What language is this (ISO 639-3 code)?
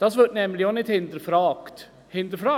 gsw